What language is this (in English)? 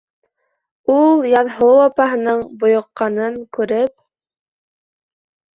Bashkir